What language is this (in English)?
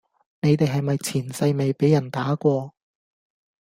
Cantonese